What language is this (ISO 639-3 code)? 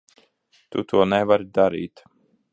lav